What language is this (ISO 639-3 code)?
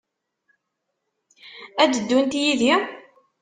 kab